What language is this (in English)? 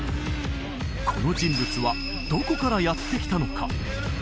Japanese